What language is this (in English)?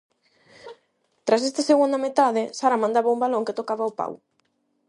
Galician